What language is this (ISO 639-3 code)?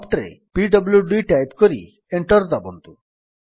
ori